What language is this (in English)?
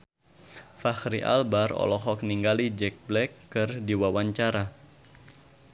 Sundanese